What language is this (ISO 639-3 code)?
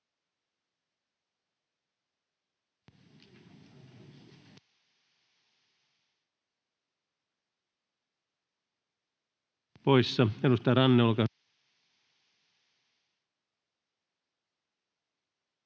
fin